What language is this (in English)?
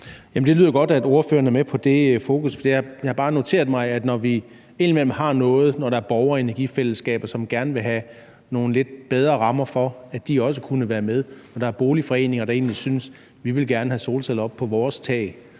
Danish